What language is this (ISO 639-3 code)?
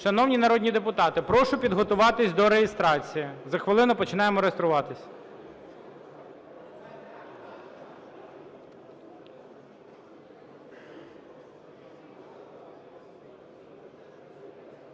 ukr